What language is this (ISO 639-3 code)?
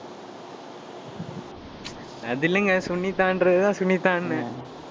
tam